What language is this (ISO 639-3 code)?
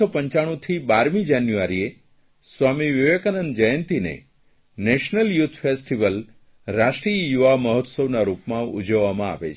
guj